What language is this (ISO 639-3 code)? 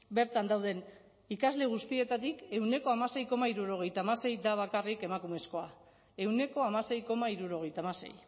eus